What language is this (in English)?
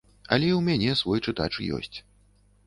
Belarusian